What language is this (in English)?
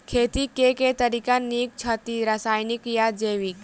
Maithili